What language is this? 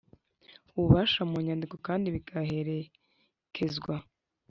Kinyarwanda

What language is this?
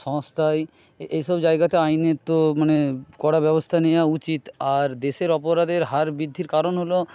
Bangla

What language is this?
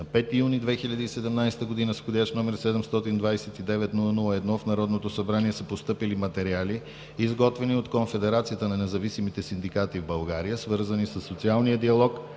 Bulgarian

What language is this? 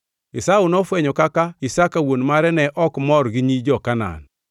Luo (Kenya and Tanzania)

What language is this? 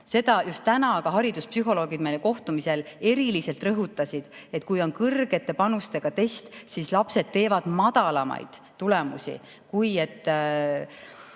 Estonian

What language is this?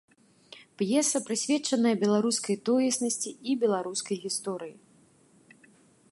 Belarusian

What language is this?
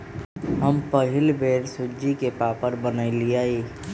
Magahi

